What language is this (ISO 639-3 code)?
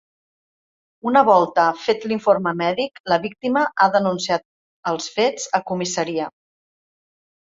cat